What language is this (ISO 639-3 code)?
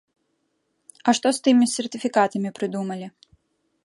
bel